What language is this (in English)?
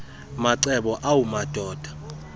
Xhosa